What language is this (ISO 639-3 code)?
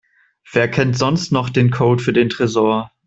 deu